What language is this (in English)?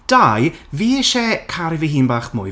Welsh